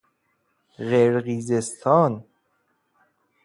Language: Persian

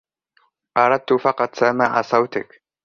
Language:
Arabic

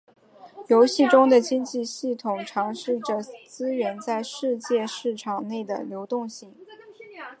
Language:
Chinese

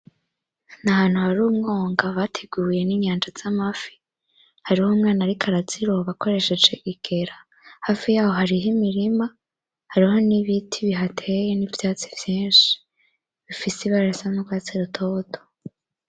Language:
Rundi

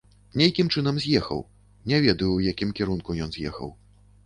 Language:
Belarusian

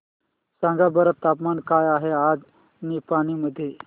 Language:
Marathi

